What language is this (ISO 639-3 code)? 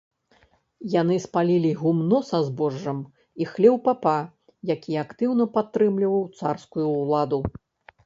bel